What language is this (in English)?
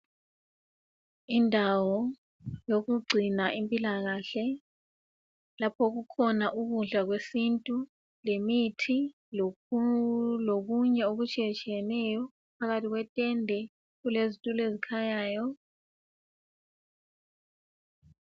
North Ndebele